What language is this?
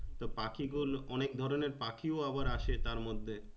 Bangla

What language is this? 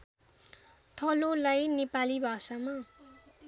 Nepali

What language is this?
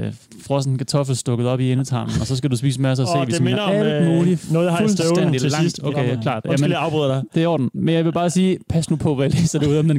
Danish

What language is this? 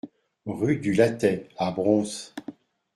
French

